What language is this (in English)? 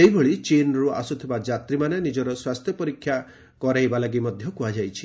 Odia